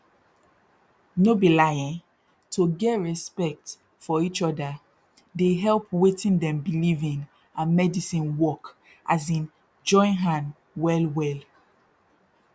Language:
Nigerian Pidgin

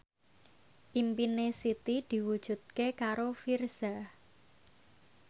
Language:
Javanese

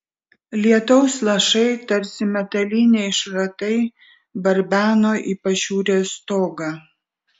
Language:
Lithuanian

